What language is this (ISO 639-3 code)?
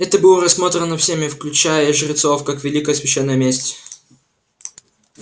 rus